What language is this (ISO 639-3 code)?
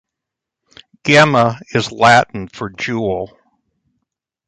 eng